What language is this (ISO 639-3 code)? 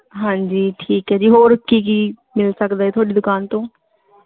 pan